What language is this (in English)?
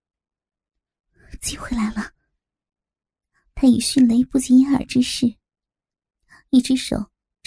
Chinese